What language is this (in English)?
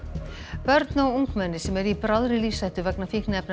Icelandic